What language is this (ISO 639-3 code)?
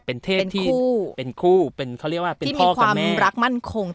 tha